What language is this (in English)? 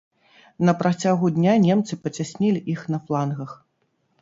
Belarusian